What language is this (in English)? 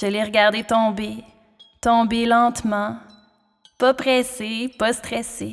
French